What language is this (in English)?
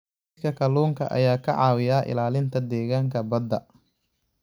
Somali